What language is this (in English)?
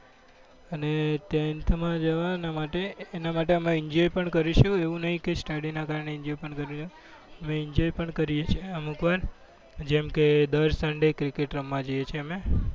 Gujarati